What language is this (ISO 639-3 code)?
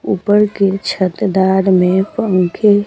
hin